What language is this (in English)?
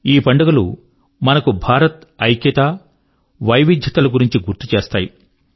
Telugu